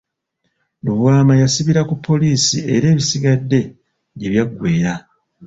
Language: Ganda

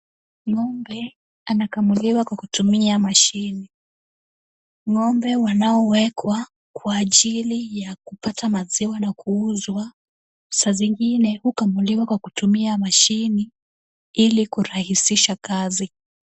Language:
Swahili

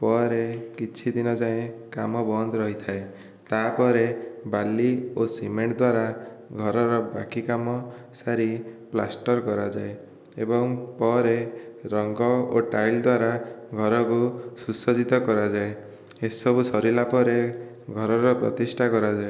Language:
Odia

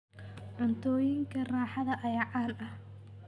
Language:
Somali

